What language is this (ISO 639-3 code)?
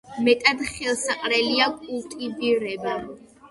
kat